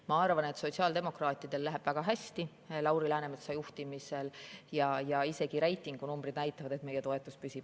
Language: Estonian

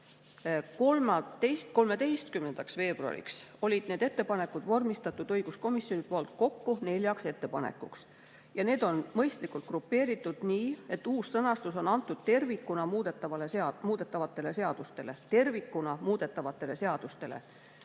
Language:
Estonian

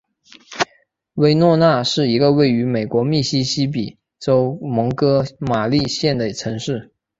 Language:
Chinese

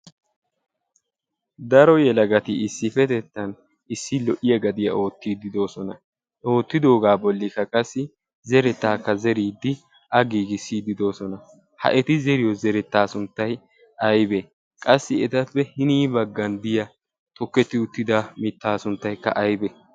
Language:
Wolaytta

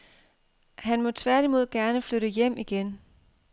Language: Danish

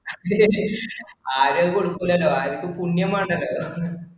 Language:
Malayalam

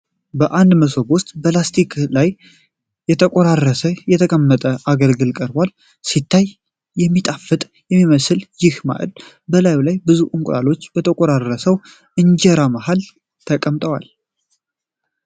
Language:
Amharic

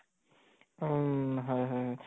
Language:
Assamese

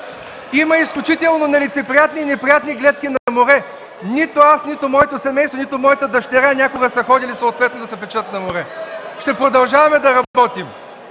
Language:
Bulgarian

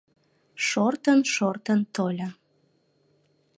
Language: Mari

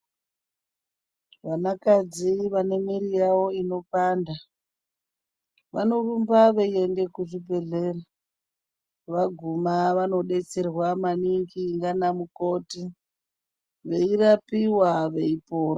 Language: Ndau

